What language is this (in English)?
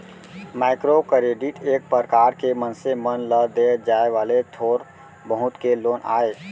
Chhattisgarhi